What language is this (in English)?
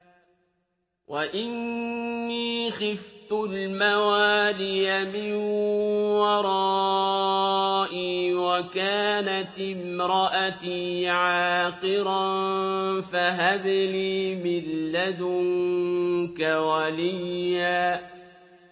Arabic